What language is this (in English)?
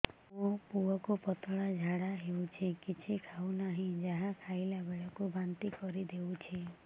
Odia